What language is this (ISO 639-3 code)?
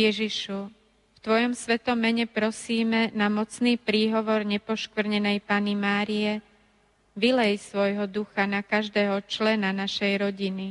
slk